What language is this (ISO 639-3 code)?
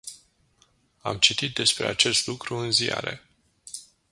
ron